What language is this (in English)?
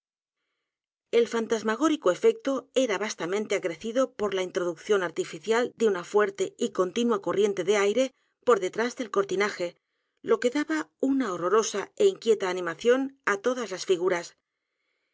Spanish